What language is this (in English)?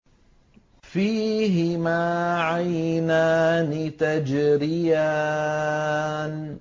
Arabic